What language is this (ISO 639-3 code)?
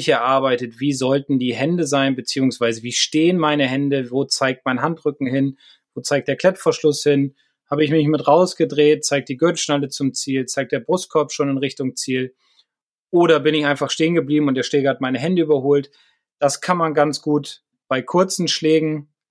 deu